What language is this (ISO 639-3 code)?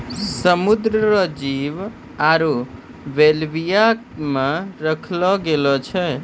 mai